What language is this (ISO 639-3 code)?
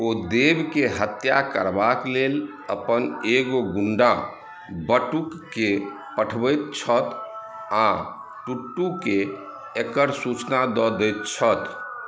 mai